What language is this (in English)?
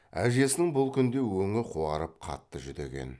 Kazakh